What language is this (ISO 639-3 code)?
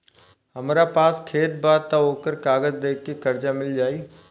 bho